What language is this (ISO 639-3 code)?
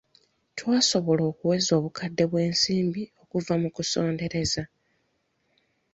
lug